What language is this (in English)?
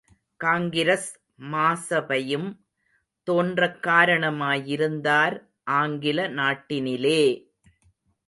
Tamil